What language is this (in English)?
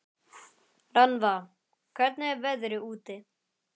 Icelandic